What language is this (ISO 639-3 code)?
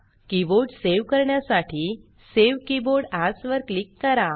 mar